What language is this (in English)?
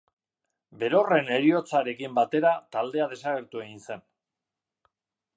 Basque